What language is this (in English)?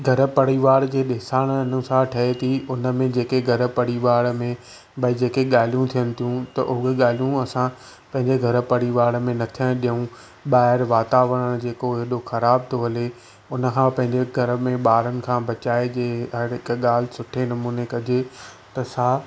Sindhi